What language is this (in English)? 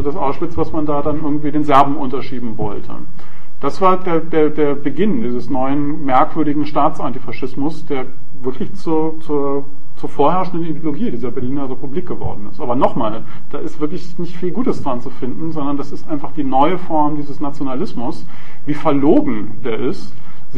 German